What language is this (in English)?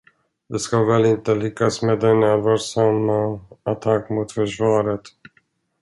Swedish